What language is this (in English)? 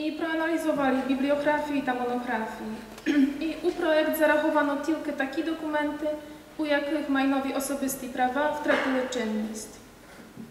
Polish